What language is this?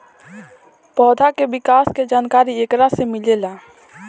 Bhojpuri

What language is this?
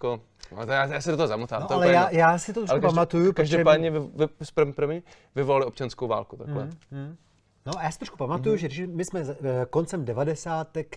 Czech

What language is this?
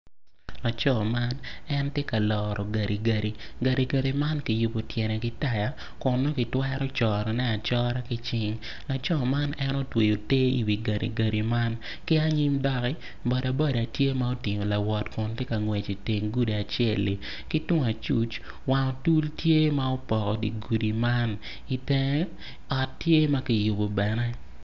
Acoli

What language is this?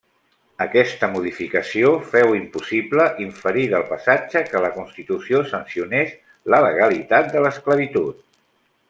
Catalan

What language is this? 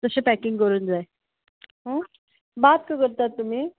Konkani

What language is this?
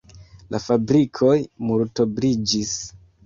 Esperanto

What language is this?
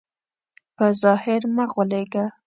Pashto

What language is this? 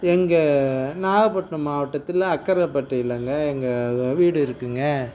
Tamil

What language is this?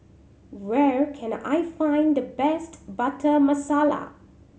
English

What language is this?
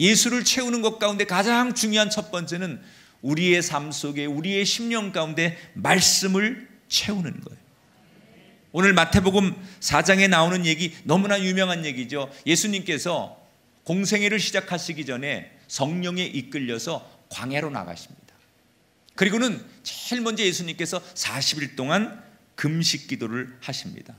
Korean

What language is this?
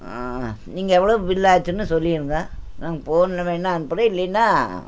Tamil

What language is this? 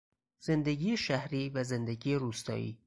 Persian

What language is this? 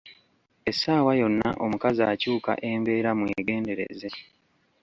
Ganda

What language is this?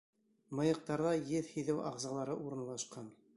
Bashkir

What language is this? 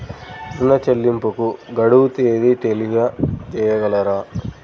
Telugu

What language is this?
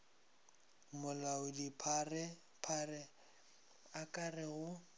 Northern Sotho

